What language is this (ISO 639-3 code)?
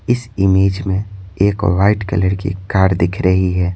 hin